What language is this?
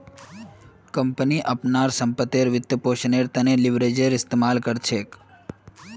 Magahi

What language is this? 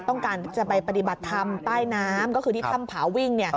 Thai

